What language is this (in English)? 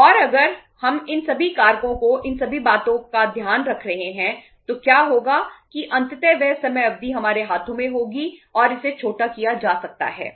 Hindi